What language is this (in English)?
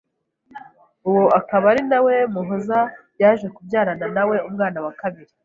Kinyarwanda